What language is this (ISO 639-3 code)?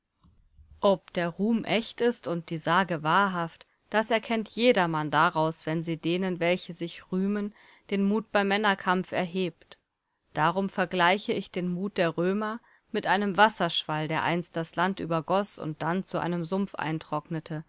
deu